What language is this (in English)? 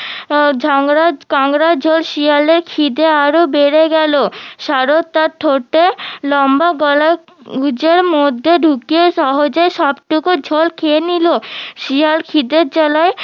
Bangla